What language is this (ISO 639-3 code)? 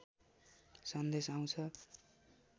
nep